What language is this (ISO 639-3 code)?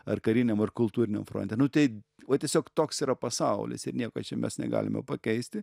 lit